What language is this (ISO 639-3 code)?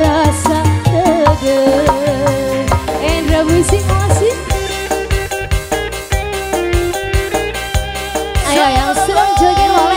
ind